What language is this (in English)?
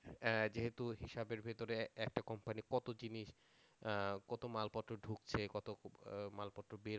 Bangla